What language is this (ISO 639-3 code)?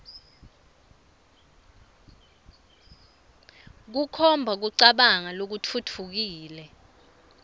ssw